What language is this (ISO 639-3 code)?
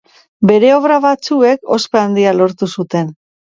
eus